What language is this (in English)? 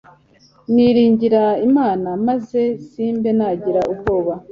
Kinyarwanda